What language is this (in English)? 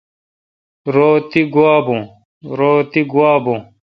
Kalkoti